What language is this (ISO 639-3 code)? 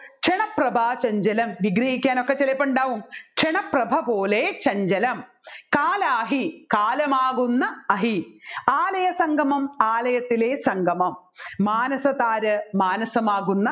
mal